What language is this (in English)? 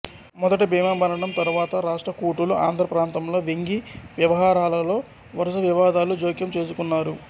Telugu